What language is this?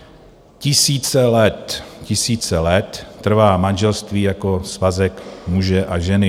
Czech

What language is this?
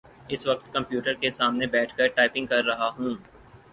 Urdu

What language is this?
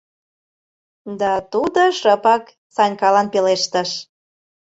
Mari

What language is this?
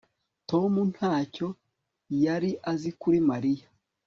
Kinyarwanda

